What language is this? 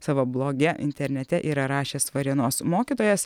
Lithuanian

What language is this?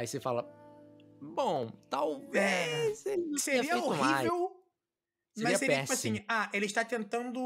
Portuguese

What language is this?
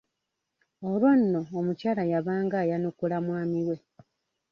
Ganda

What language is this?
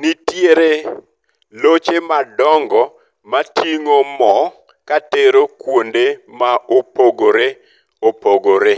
Luo (Kenya and Tanzania)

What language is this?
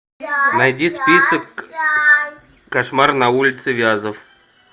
Russian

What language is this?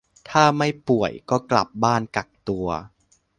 Thai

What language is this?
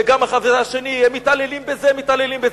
Hebrew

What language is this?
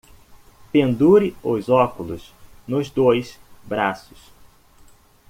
Portuguese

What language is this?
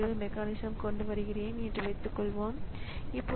Tamil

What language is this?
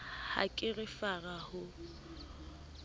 Southern Sotho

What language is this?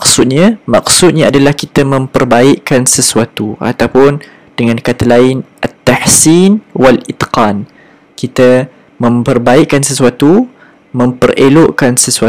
Malay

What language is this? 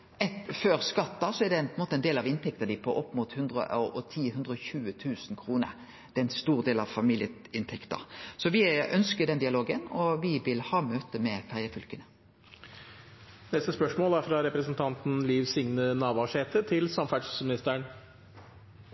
Norwegian Nynorsk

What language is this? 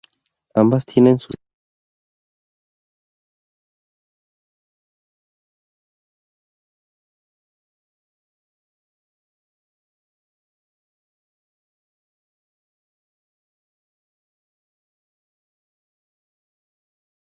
Spanish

